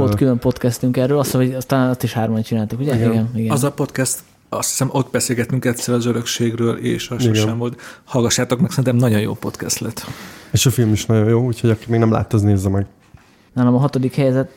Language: Hungarian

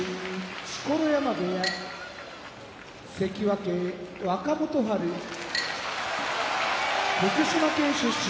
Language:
Japanese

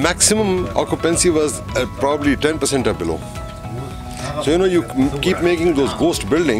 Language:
Hindi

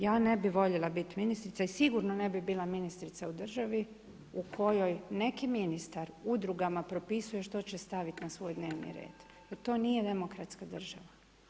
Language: Croatian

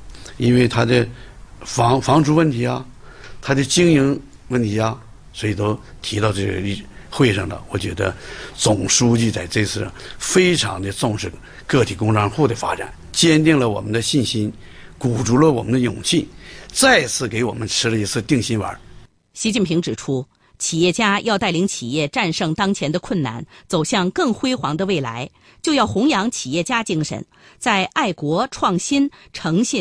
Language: Chinese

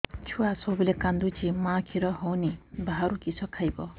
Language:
Odia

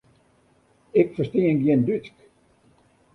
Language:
Western Frisian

